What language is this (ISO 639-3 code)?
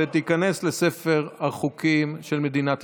heb